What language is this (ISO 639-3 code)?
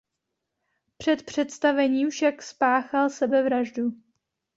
ces